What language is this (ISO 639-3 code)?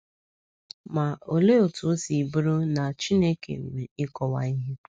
ibo